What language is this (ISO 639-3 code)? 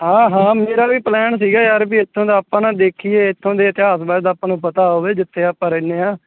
pan